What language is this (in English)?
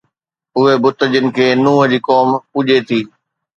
Sindhi